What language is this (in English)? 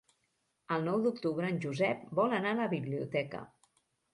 Catalan